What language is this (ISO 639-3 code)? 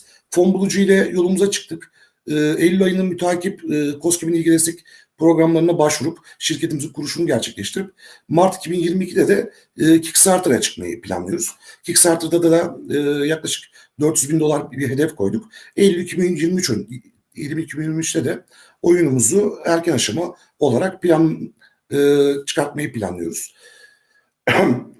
tur